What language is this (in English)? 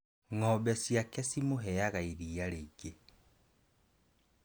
Kikuyu